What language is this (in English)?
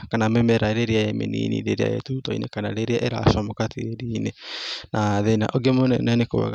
Kikuyu